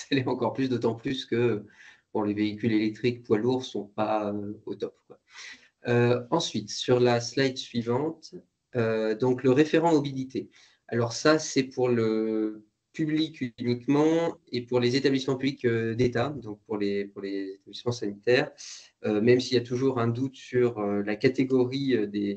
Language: French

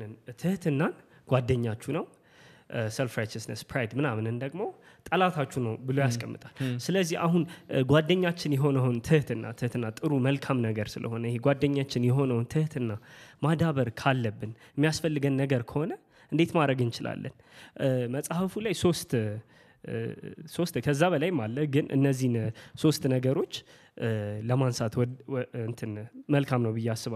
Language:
Amharic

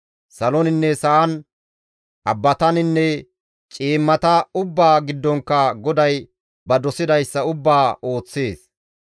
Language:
Gamo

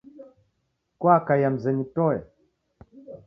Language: Taita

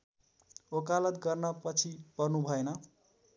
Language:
Nepali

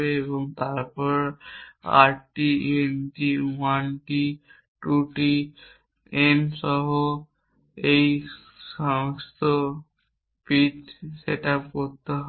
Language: Bangla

